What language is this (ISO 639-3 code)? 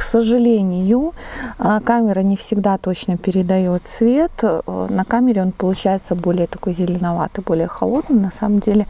rus